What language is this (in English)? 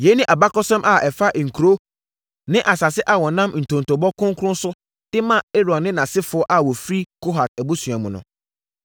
Akan